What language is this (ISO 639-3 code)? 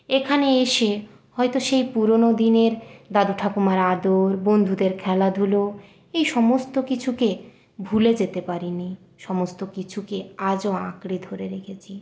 ben